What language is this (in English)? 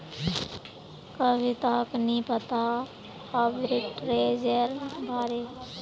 Magahi